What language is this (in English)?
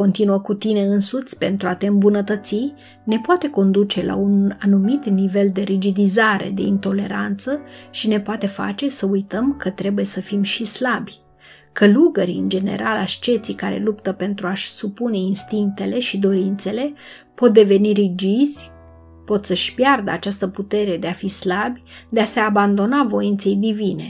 Romanian